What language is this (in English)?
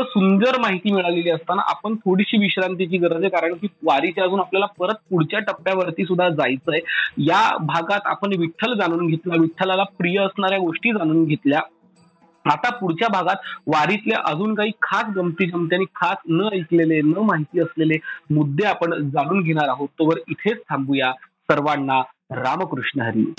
Marathi